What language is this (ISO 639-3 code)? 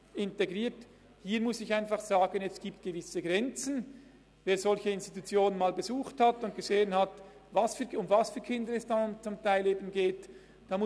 gsw